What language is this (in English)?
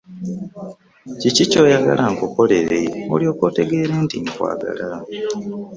Ganda